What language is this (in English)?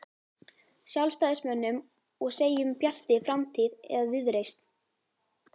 Icelandic